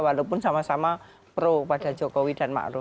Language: Indonesian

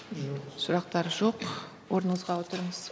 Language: Kazakh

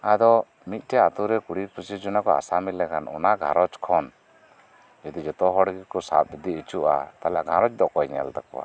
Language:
Santali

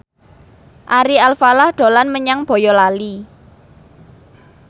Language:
Javanese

